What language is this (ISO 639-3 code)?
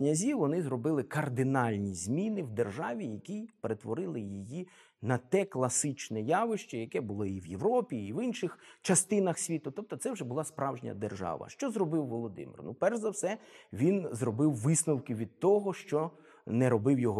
ukr